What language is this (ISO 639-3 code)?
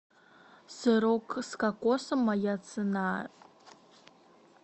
rus